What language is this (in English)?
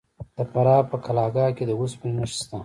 Pashto